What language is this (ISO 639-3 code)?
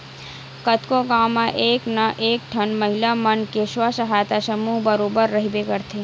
hne